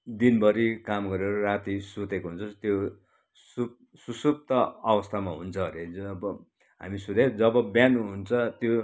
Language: Nepali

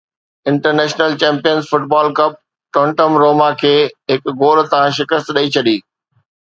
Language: Sindhi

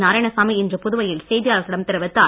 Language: Tamil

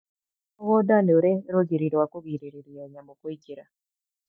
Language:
Kikuyu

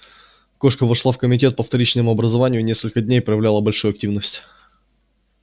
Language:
Russian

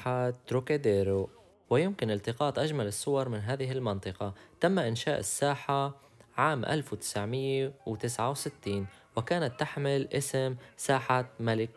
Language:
Arabic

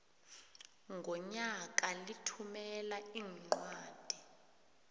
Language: South Ndebele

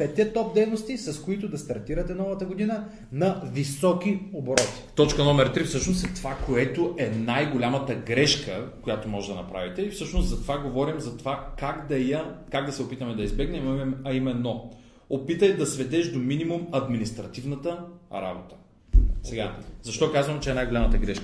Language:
Bulgarian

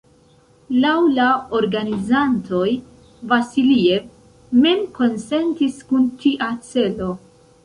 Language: Esperanto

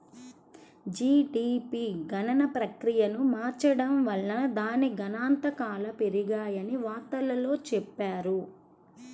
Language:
Telugu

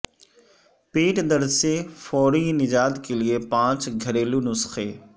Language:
Urdu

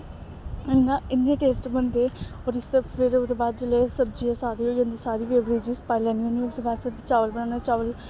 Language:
Dogri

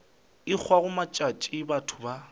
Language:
Northern Sotho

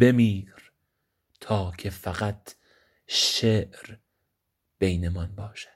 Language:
Persian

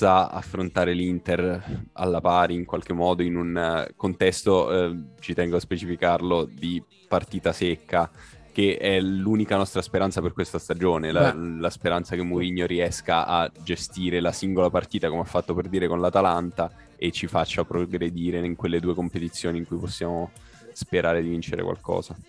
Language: Italian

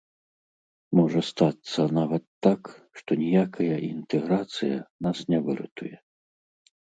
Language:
Belarusian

